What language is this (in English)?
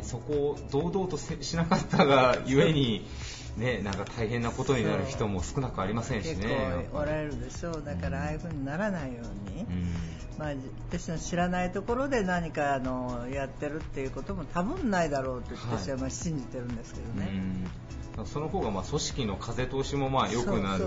Japanese